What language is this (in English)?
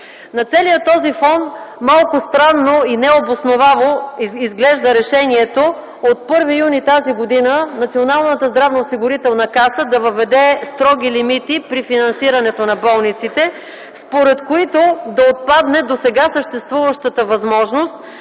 Bulgarian